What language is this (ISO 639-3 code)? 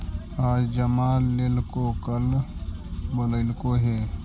mag